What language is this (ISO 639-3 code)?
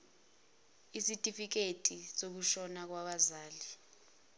zul